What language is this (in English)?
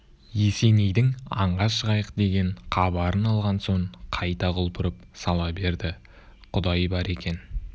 Kazakh